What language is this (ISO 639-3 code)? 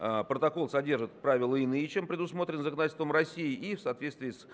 rus